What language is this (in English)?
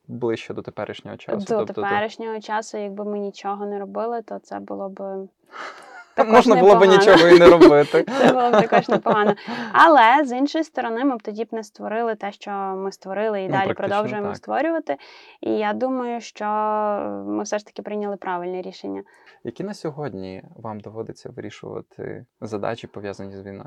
Ukrainian